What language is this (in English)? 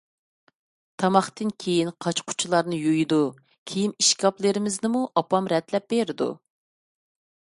Uyghur